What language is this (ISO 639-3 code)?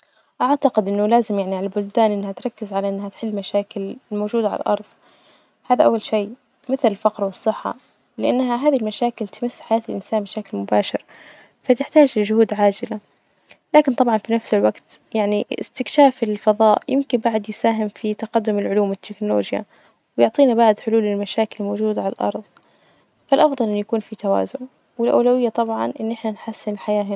ars